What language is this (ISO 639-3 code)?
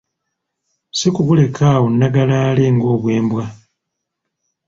lug